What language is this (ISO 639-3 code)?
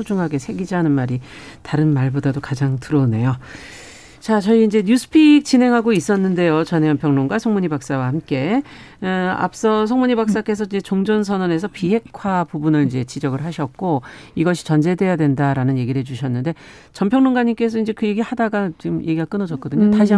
kor